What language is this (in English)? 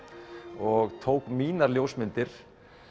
Icelandic